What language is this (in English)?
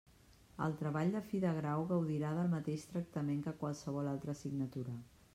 Catalan